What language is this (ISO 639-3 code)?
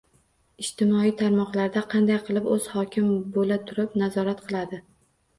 uzb